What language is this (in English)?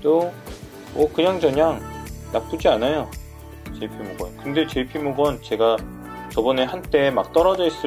Korean